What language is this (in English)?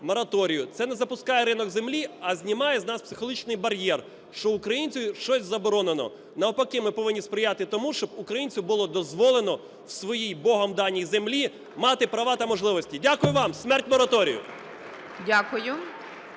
Ukrainian